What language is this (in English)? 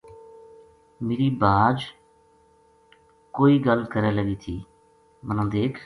Gujari